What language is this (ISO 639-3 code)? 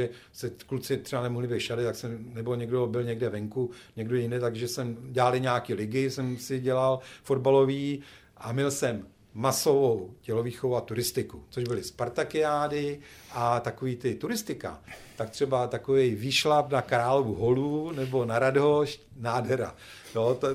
ces